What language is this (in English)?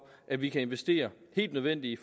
Danish